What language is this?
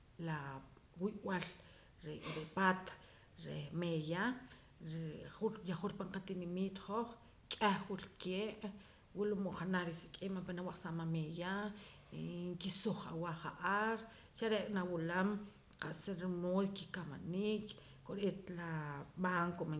Poqomam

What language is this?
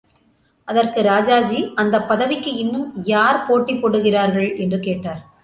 Tamil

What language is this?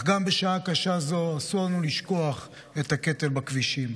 Hebrew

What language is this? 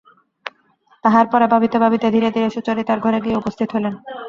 Bangla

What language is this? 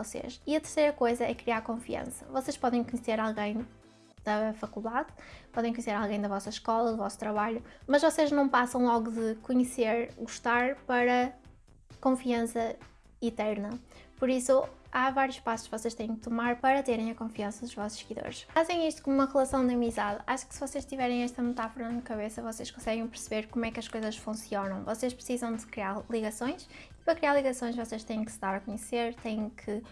Portuguese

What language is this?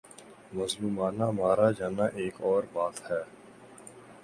Urdu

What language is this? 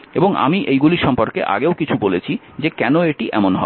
Bangla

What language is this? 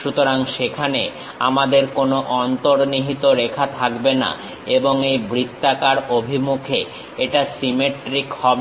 Bangla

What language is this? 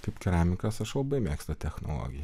Lithuanian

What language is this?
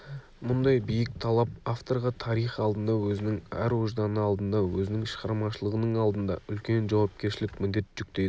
Kazakh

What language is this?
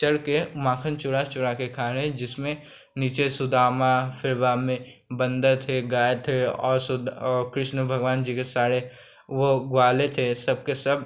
Hindi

